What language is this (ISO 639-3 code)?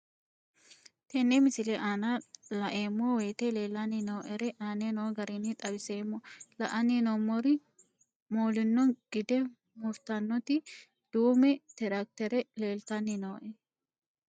sid